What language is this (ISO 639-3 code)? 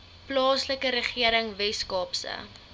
afr